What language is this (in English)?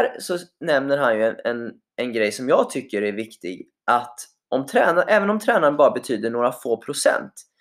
Swedish